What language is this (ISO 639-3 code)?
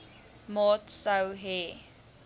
afr